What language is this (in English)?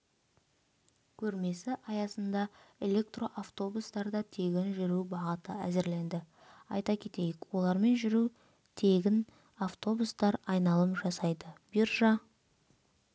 Kazakh